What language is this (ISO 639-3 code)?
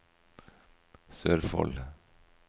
nor